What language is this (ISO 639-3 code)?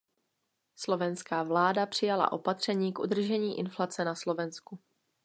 ces